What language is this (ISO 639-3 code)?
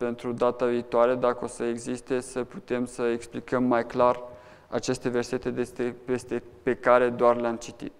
ron